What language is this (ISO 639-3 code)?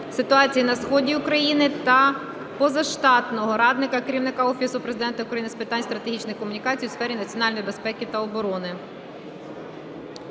ukr